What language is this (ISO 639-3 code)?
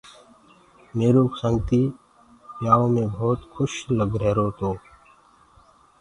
ggg